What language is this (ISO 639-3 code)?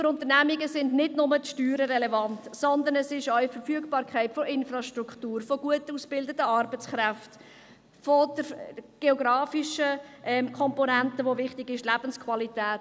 gsw